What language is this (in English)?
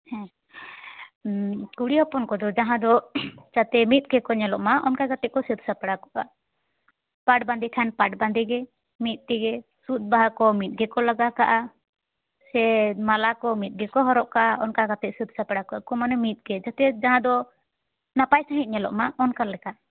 Santali